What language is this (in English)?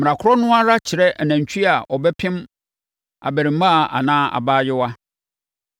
Akan